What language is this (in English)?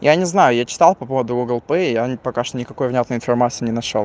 Russian